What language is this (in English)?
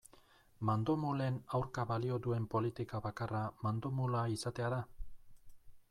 Basque